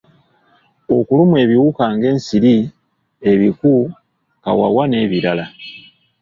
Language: Ganda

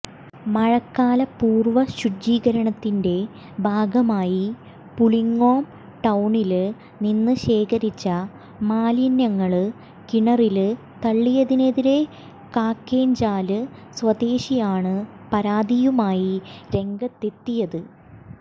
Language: Malayalam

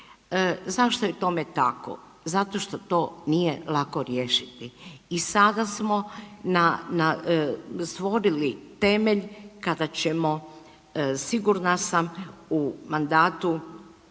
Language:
Croatian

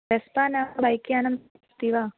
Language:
Sanskrit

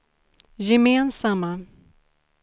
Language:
Swedish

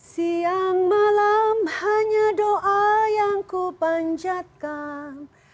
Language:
Indonesian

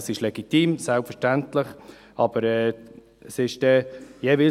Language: Swiss German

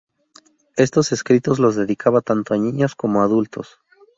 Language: Spanish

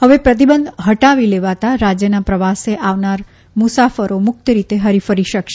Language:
Gujarati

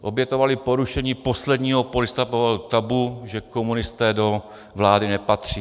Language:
Czech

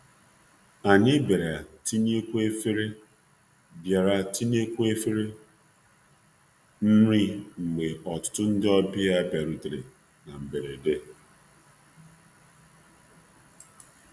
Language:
Igbo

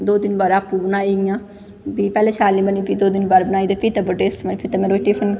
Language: Dogri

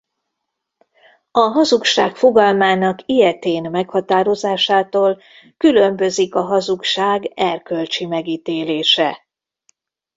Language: Hungarian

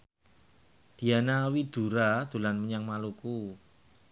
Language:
Javanese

